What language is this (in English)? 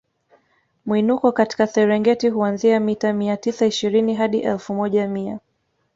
Swahili